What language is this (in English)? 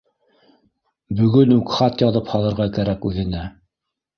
Bashkir